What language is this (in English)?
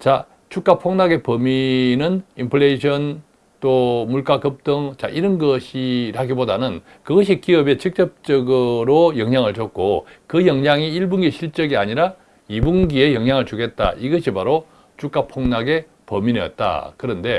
Korean